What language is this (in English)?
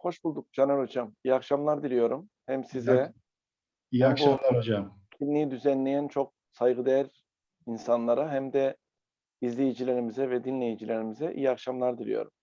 Turkish